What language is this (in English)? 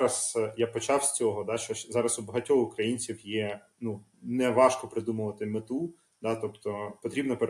Ukrainian